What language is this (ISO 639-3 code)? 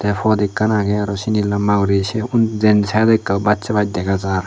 ccp